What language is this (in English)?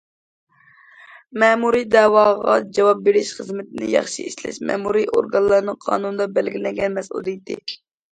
Uyghur